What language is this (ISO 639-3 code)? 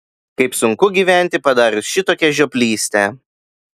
lit